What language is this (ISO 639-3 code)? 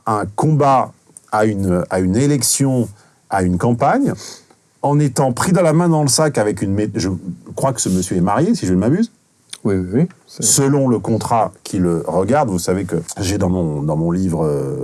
fra